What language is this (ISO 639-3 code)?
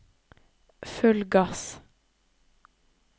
nor